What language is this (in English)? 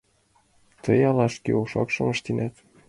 Mari